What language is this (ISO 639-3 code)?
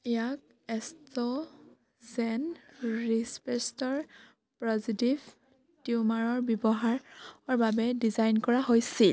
asm